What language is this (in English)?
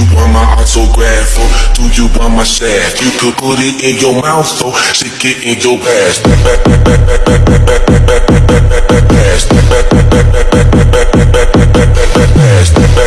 Indonesian